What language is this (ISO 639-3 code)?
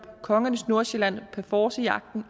dan